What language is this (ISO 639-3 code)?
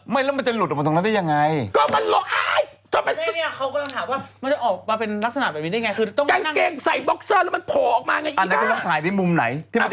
tha